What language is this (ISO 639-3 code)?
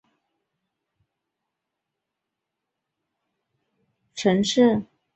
zho